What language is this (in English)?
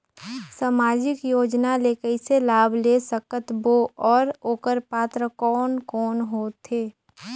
Chhattisgarhi